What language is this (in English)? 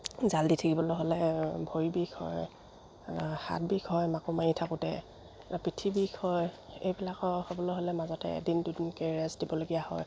Assamese